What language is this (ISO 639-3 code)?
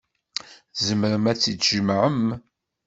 kab